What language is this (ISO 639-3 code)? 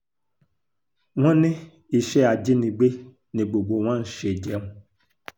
yor